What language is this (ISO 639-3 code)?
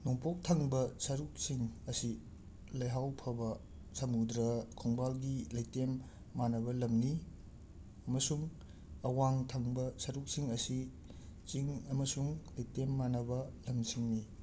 mni